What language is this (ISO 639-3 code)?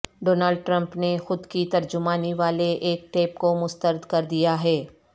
urd